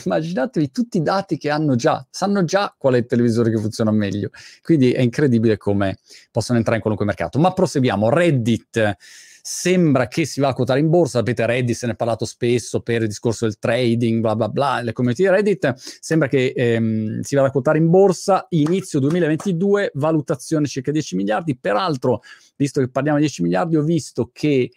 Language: Italian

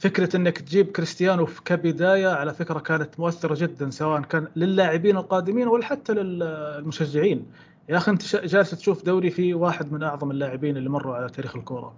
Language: Arabic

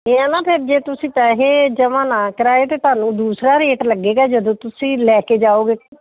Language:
Punjabi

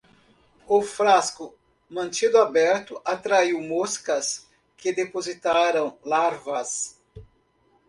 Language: Portuguese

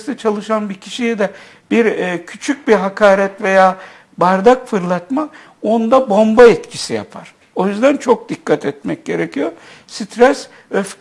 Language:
Turkish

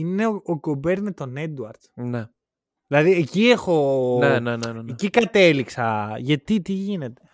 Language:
Greek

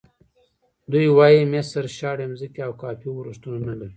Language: Pashto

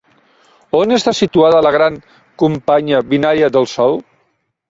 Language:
Catalan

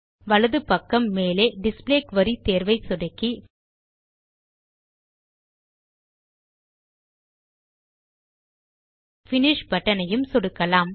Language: Tamil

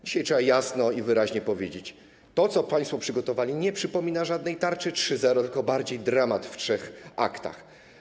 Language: Polish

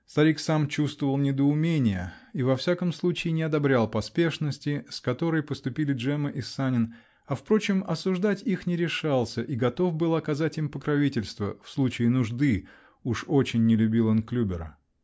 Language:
Russian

